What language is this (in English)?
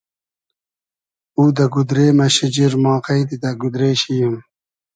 Hazaragi